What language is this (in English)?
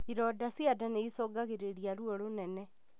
Kikuyu